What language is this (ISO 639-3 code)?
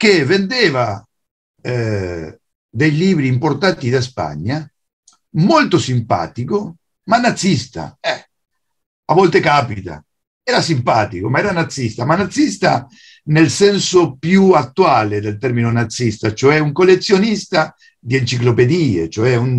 ita